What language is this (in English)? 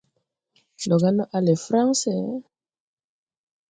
Tupuri